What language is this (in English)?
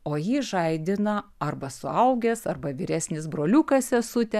Lithuanian